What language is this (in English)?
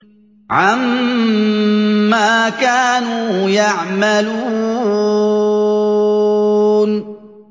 Arabic